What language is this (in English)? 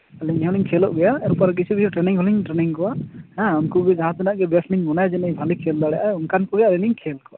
Santali